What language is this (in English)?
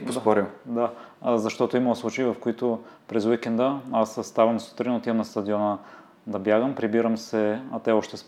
Bulgarian